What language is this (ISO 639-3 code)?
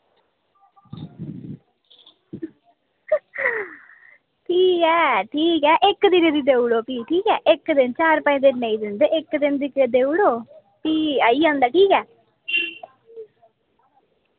doi